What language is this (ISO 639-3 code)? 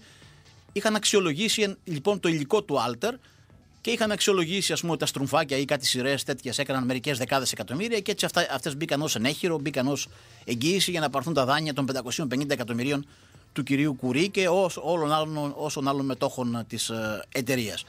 ell